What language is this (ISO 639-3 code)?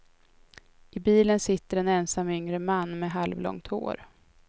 swe